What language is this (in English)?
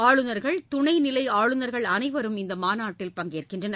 Tamil